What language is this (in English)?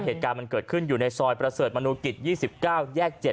Thai